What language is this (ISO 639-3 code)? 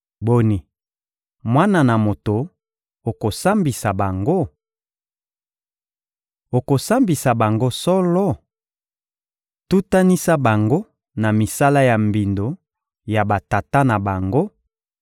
lin